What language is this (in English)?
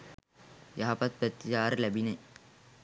Sinhala